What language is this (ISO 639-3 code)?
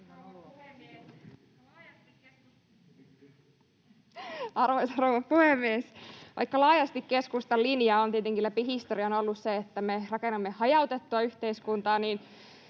fin